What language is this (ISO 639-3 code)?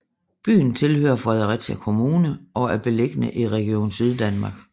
dan